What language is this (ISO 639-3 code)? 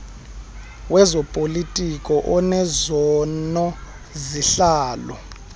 xho